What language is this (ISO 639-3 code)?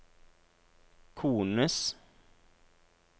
nor